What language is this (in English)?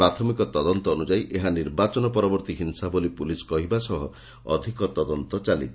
Odia